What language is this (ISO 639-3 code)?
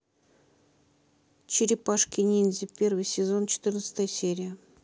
rus